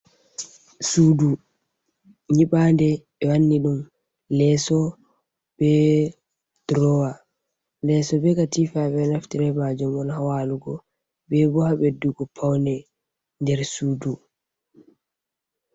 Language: Fula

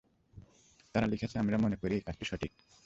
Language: Bangla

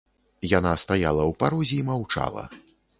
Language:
Belarusian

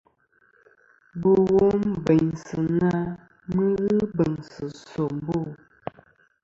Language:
Kom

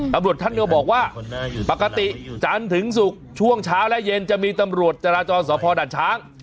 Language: Thai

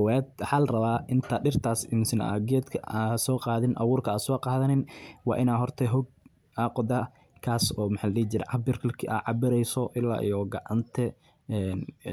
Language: Somali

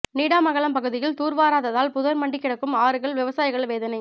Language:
Tamil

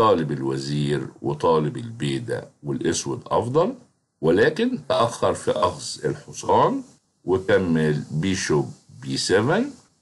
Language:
Arabic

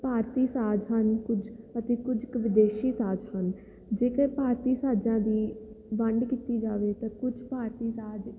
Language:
Punjabi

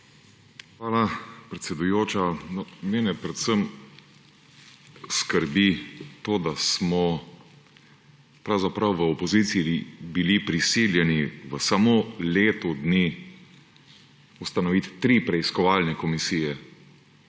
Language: Slovenian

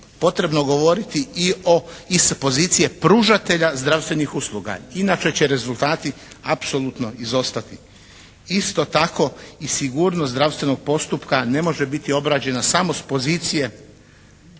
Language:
Croatian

